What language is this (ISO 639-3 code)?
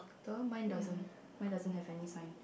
eng